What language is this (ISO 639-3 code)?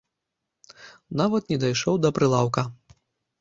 bel